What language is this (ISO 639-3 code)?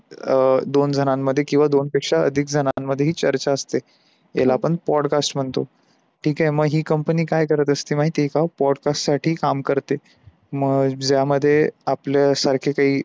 mar